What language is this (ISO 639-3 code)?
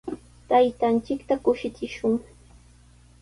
qws